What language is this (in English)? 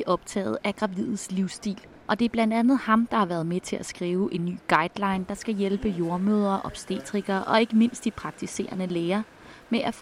Danish